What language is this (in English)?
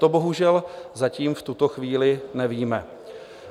Czech